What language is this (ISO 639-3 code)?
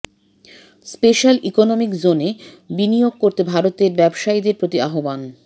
ben